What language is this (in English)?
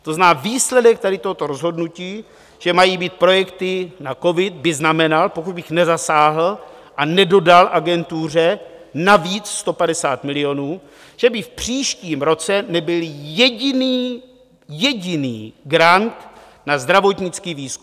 Czech